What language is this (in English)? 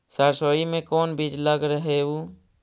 Magahi